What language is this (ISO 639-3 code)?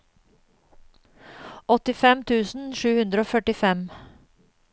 nor